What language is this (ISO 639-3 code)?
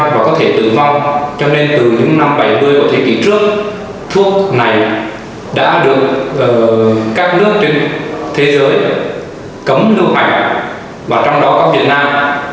vie